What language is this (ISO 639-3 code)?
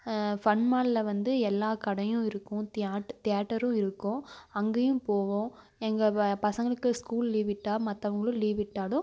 tam